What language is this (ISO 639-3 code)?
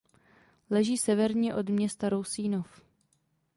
ces